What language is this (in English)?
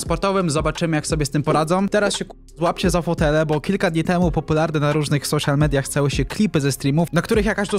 Polish